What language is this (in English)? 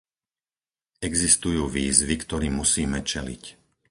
Slovak